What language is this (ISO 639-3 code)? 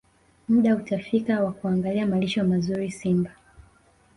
swa